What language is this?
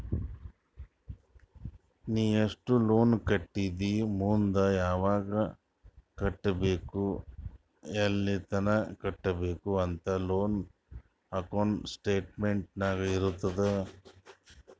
Kannada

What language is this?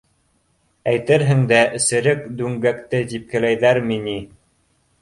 Bashkir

